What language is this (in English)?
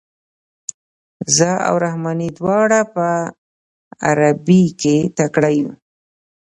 Pashto